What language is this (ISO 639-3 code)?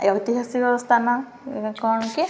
ori